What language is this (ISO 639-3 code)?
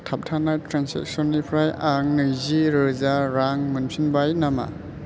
brx